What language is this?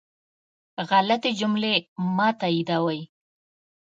Pashto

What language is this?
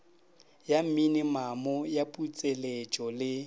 Northern Sotho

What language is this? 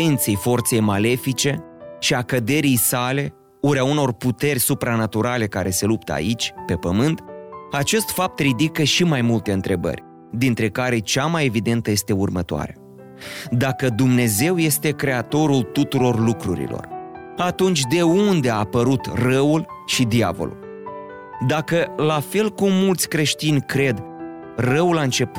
Romanian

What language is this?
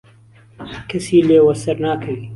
Central Kurdish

